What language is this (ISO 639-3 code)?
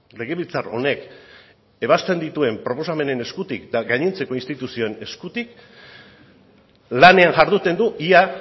eus